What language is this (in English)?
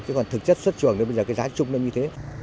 Vietnamese